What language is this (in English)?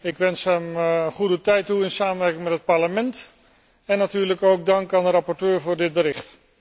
Dutch